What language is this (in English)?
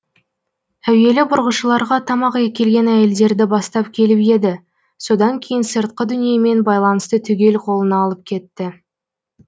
Kazakh